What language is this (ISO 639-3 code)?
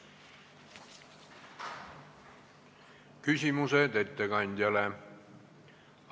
est